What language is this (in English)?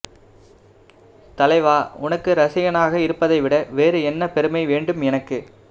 Tamil